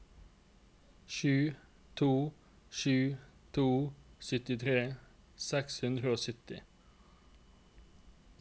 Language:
Norwegian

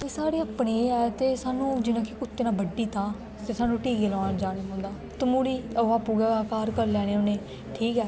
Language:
Dogri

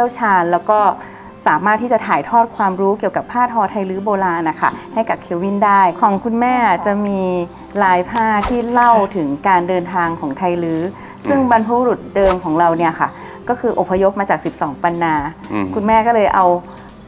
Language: Thai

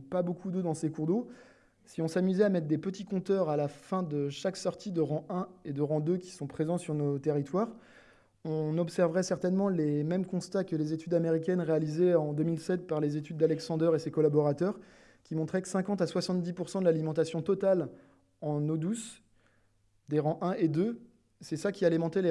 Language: French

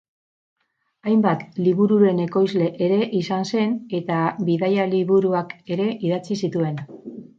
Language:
Basque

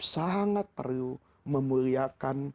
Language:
Indonesian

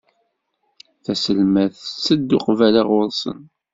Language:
Kabyle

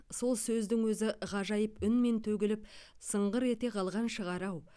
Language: Kazakh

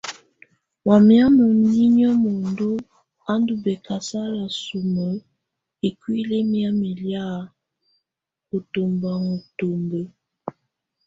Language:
Tunen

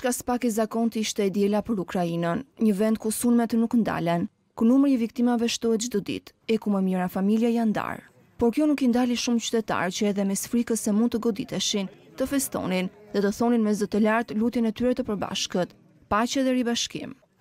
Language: Romanian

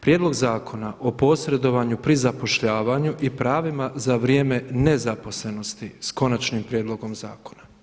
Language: Croatian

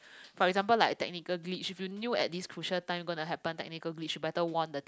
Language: English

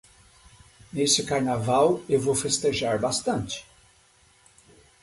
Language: Portuguese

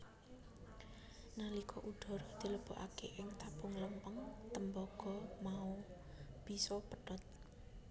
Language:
Javanese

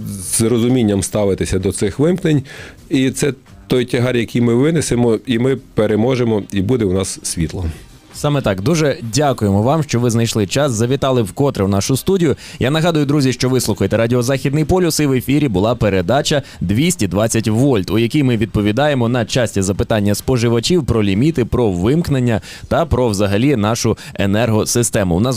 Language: Ukrainian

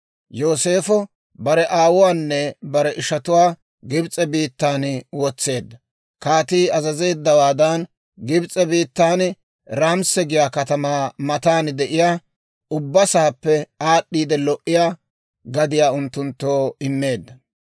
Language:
Dawro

